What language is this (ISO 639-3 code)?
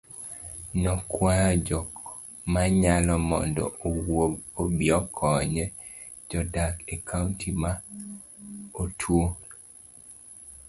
luo